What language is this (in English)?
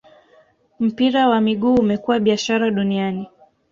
Swahili